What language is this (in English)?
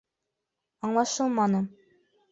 Bashkir